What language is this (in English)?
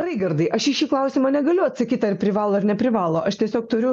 Lithuanian